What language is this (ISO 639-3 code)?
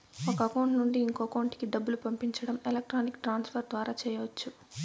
tel